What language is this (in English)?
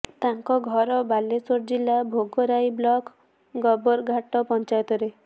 Odia